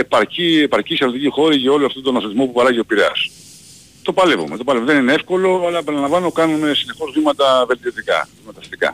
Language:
Greek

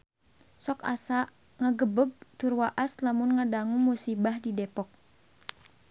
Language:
Sundanese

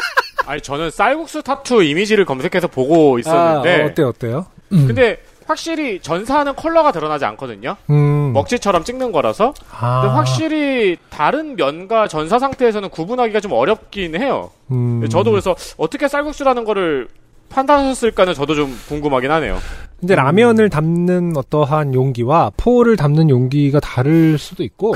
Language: Korean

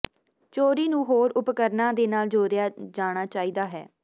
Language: Punjabi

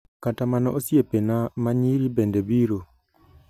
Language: Luo (Kenya and Tanzania)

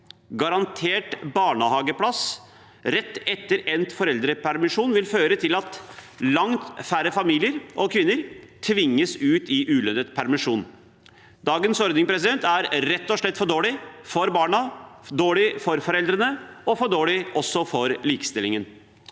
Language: Norwegian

